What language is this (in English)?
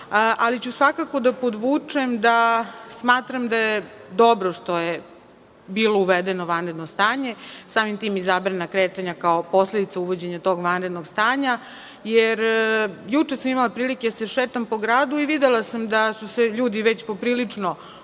Serbian